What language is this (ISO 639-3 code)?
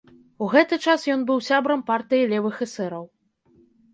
bel